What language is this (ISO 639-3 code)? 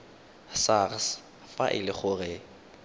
tsn